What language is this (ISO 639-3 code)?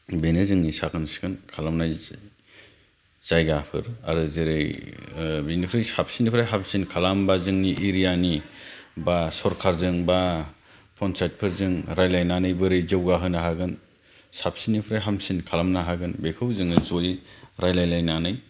brx